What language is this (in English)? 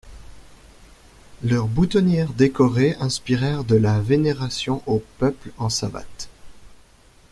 French